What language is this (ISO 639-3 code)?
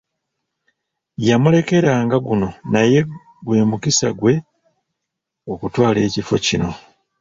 lug